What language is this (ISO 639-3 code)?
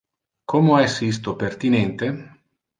ina